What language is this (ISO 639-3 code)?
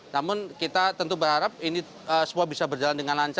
ind